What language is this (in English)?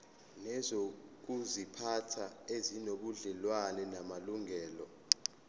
Zulu